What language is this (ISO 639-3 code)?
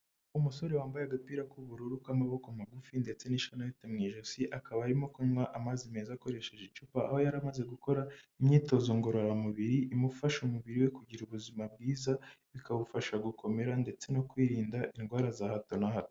kin